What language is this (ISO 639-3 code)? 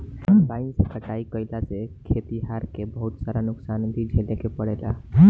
bho